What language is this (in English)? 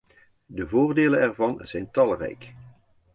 Dutch